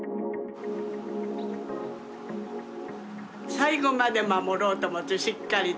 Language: Japanese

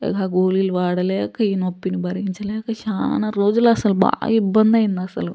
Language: Telugu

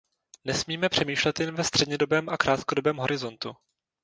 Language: Czech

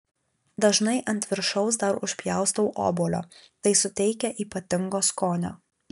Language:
Lithuanian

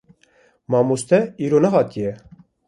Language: Kurdish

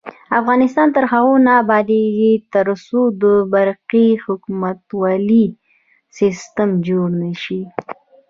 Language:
Pashto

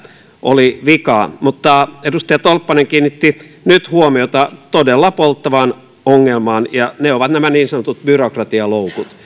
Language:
Finnish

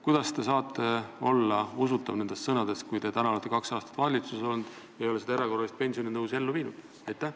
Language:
Estonian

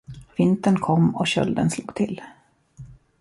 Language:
Swedish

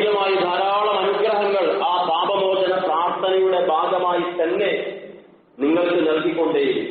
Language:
Arabic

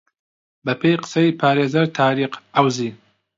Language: Central Kurdish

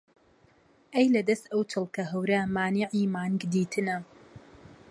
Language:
Central Kurdish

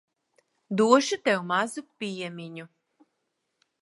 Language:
Latvian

